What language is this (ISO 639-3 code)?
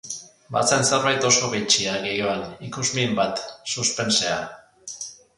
eus